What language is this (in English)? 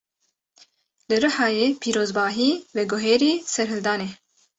Kurdish